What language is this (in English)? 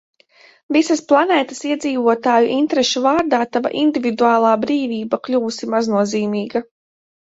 Latvian